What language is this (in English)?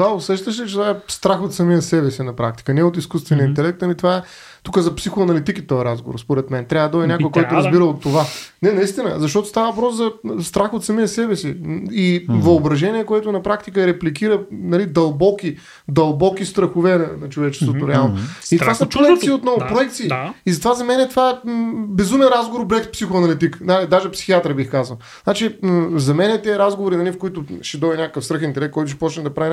Bulgarian